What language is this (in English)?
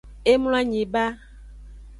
Aja (Benin)